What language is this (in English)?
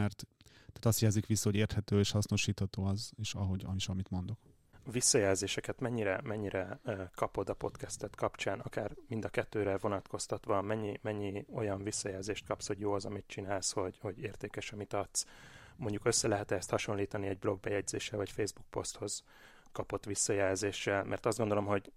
Hungarian